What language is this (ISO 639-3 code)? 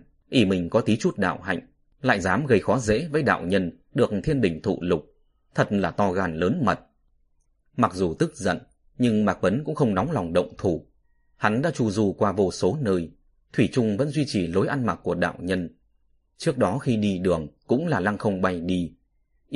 vie